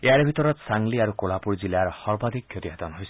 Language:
Assamese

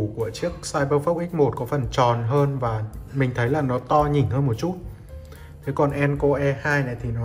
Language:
Vietnamese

